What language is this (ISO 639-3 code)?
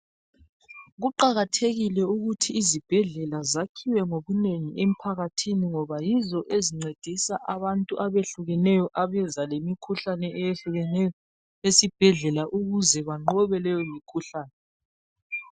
nde